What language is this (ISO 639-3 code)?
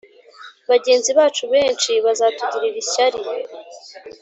kin